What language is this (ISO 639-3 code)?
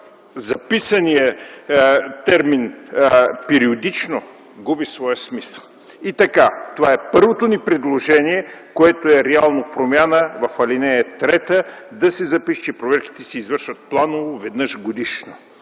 bul